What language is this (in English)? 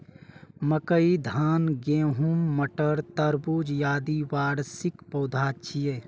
Maithili